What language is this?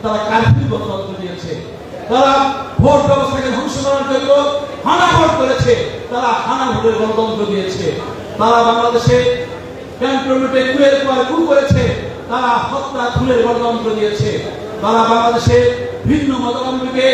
Turkish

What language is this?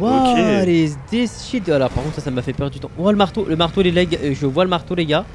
French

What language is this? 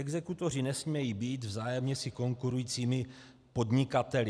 Czech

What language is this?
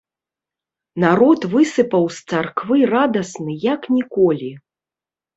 Belarusian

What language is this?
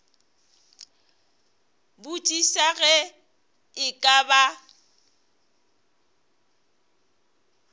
Northern Sotho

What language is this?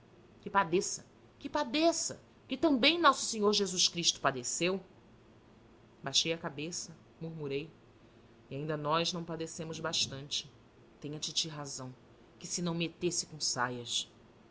Portuguese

